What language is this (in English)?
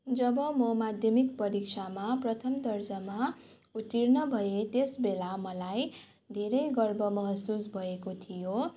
Nepali